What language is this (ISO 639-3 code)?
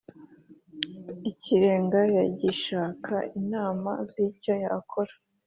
kin